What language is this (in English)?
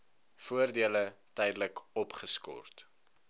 Afrikaans